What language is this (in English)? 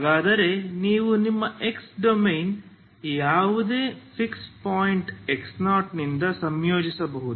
Kannada